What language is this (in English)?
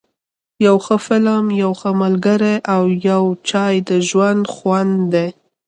Pashto